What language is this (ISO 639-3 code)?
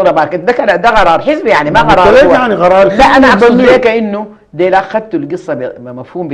ara